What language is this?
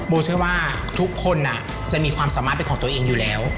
Thai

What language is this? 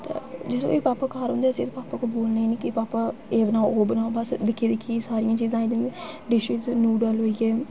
Dogri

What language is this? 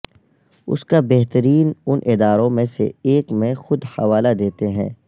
Urdu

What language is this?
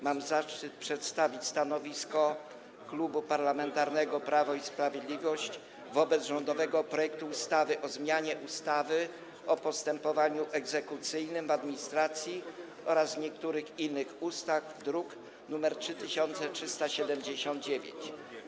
Polish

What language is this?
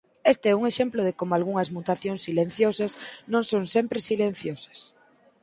Galician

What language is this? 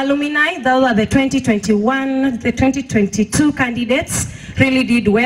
English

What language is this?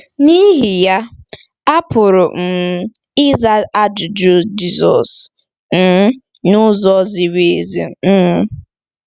Igbo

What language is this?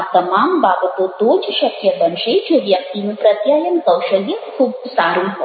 Gujarati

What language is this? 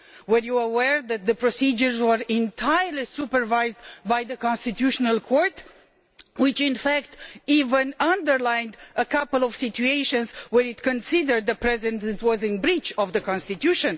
English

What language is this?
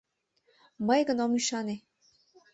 Mari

